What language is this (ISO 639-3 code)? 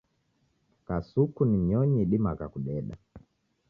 dav